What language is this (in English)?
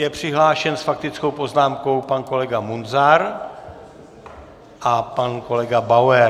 Czech